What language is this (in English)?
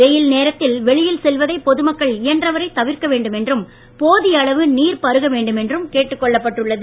Tamil